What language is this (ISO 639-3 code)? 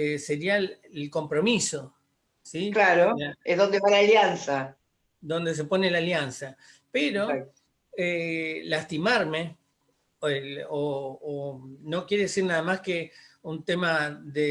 spa